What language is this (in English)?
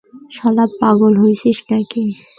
Bangla